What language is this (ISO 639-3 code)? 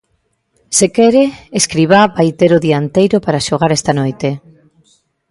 glg